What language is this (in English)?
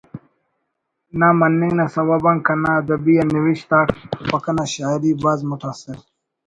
Brahui